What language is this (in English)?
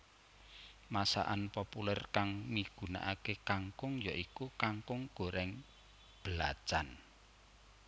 Javanese